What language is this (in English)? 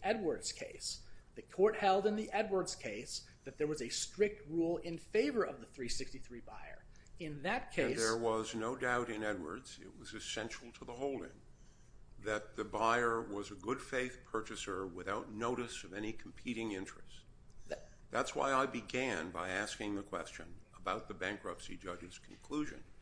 English